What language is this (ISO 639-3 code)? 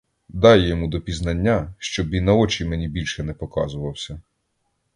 ukr